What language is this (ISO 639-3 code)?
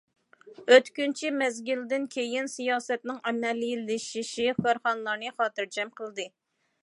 uig